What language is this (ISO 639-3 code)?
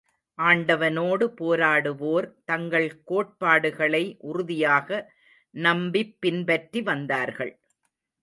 tam